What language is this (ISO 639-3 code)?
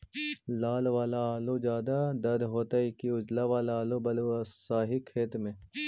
mag